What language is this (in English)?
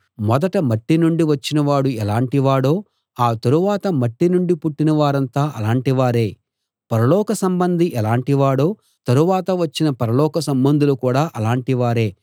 Telugu